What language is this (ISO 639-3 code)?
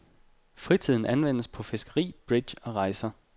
dan